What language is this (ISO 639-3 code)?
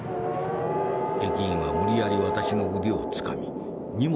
jpn